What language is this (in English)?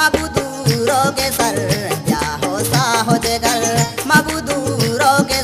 Indonesian